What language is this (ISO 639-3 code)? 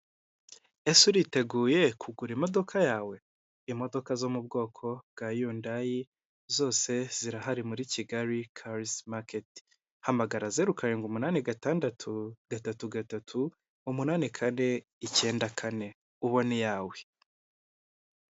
kin